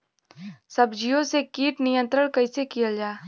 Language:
Bhojpuri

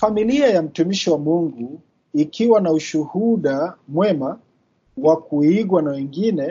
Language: Swahili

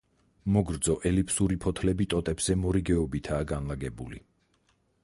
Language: Georgian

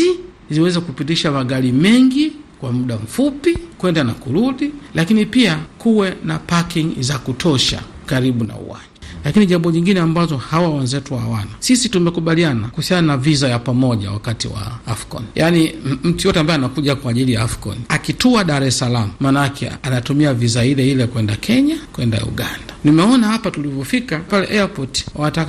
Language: Swahili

